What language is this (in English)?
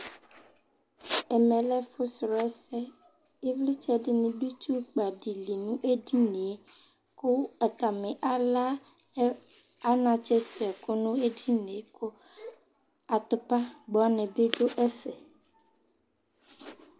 Ikposo